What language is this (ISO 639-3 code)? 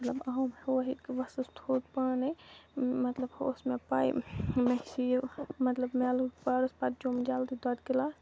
kas